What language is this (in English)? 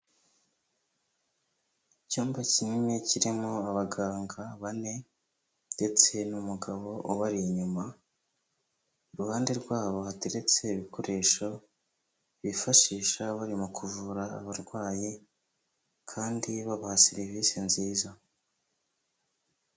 Kinyarwanda